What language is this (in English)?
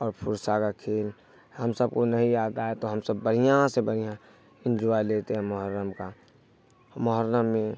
Urdu